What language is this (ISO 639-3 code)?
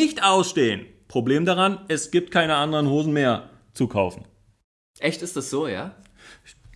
deu